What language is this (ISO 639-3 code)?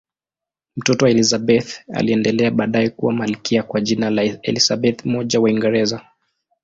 swa